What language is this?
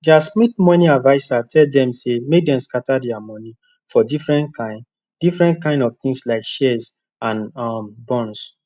Nigerian Pidgin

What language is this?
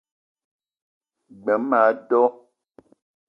Eton (Cameroon)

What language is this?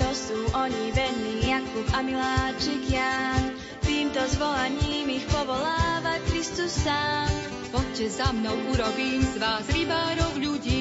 Slovak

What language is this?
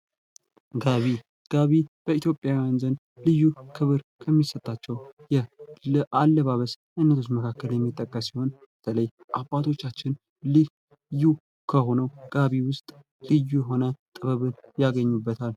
Amharic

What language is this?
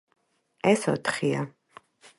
Georgian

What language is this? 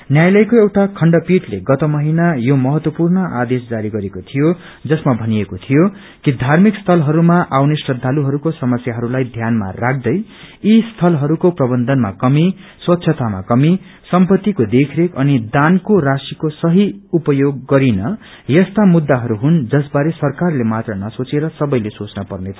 Nepali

